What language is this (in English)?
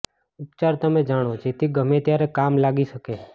Gujarati